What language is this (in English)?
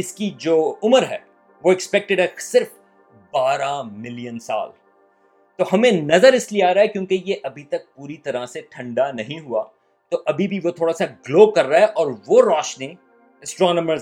Urdu